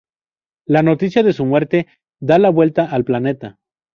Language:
Spanish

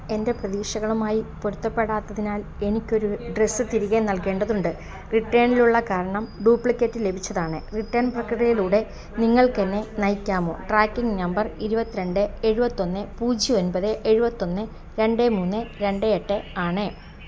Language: Malayalam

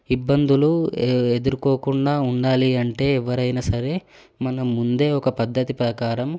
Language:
Telugu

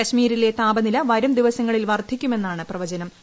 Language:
Malayalam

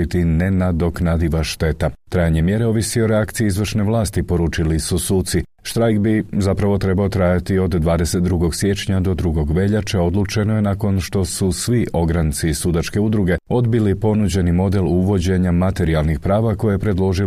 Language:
Croatian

